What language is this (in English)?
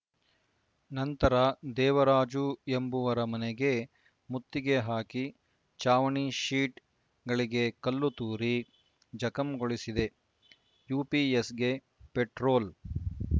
Kannada